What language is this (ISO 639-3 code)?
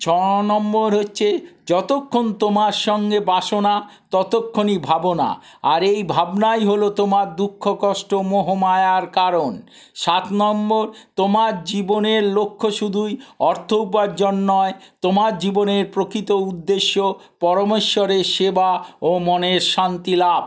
ben